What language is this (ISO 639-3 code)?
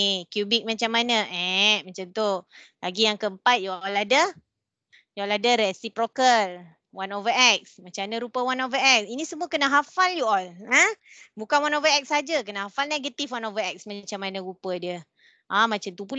msa